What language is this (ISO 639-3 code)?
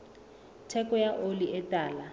sot